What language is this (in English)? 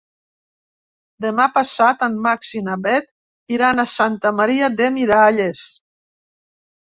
Catalan